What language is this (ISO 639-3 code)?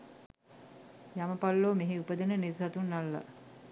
sin